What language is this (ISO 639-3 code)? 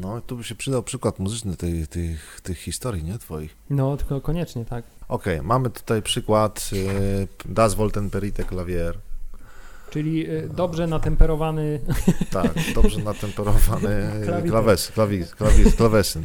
pol